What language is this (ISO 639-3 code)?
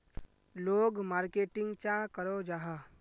mag